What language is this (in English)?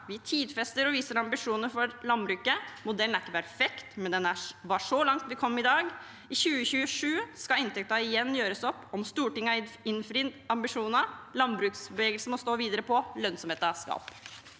Norwegian